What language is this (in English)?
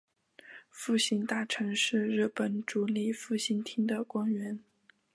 Chinese